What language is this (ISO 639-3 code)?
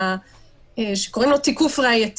heb